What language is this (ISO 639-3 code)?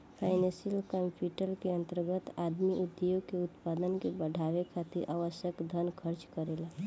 bho